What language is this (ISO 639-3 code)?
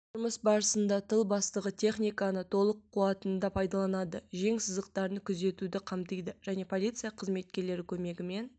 kaz